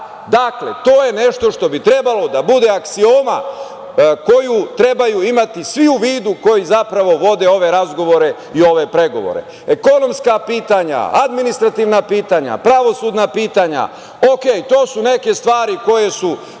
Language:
Serbian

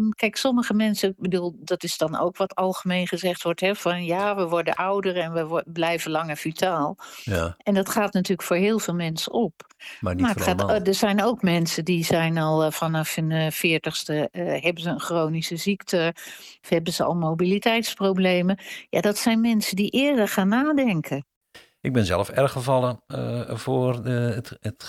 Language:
Dutch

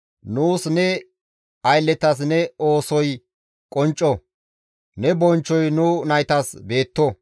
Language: Gamo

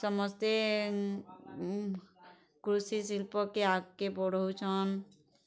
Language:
Odia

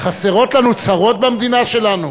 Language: Hebrew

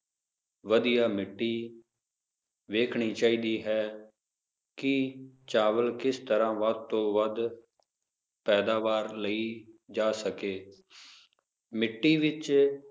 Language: Punjabi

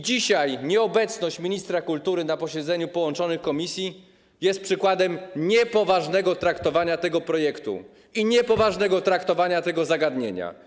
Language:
Polish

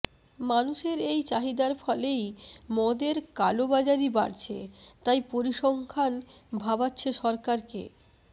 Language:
Bangla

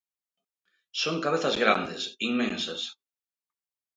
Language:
Galician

